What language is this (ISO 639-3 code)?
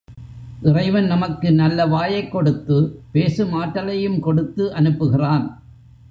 tam